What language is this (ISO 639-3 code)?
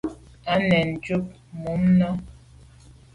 byv